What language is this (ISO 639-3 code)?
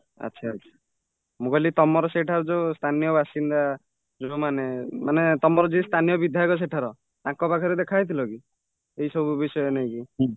ori